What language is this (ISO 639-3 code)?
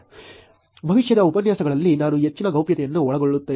kan